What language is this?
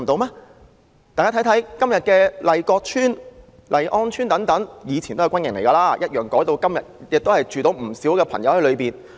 Cantonese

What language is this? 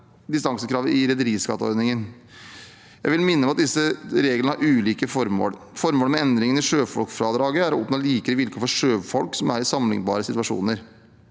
Norwegian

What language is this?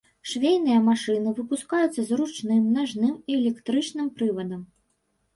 Belarusian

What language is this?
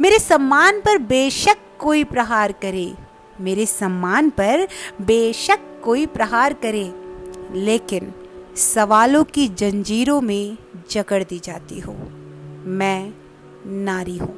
Hindi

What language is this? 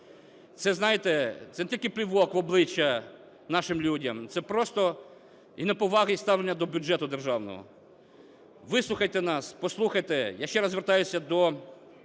Ukrainian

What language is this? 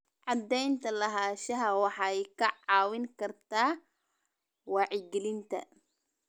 Somali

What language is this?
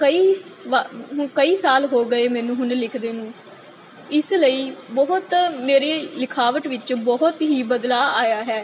Punjabi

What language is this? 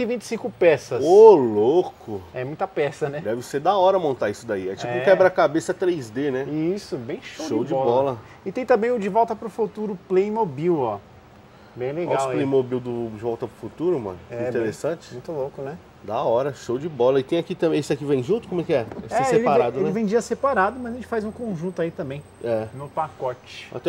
Portuguese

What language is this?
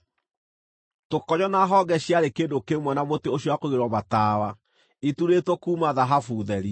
Kikuyu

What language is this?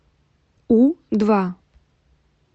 Russian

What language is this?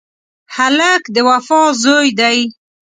Pashto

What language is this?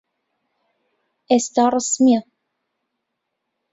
Central Kurdish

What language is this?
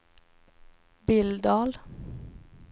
Swedish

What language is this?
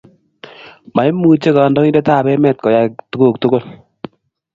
Kalenjin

